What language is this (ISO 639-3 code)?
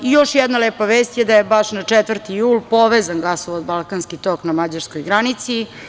srp